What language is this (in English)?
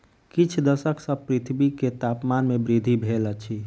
Maithili